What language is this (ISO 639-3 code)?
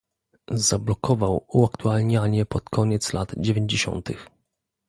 pol